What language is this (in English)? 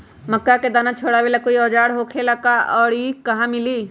Magahi